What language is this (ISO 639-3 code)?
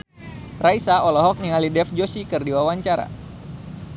sun